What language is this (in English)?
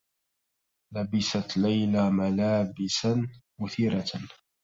Arabic